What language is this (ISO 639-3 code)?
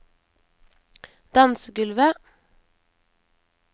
nor